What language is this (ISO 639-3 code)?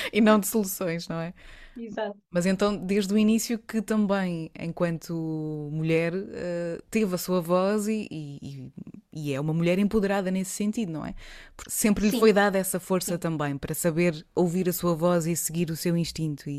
por